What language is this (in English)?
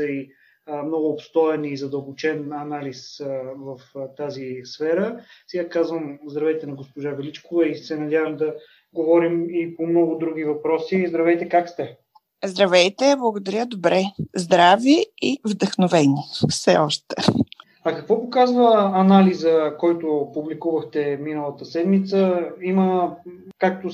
Bulgarian